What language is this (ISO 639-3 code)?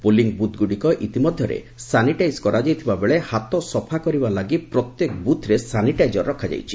ori